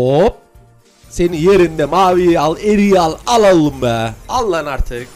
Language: Turkish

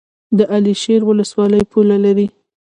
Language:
Pashto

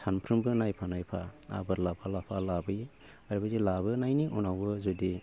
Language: Bodo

